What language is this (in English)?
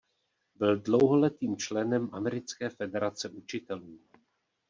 Czech